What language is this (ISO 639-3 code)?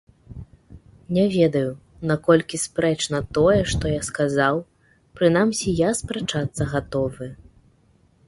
bel